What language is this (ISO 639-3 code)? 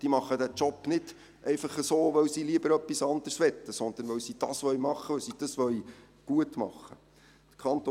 gsw